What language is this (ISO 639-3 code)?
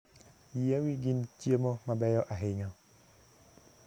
luo